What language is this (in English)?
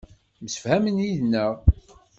Kabyle